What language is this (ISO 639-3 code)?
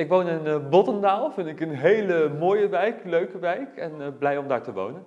nld